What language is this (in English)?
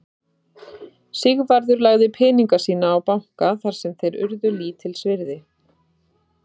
Icelandic